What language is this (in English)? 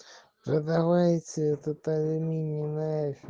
Russian